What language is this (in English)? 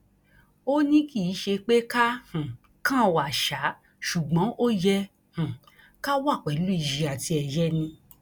Yoruba